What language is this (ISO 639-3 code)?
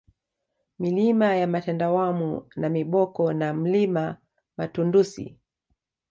swa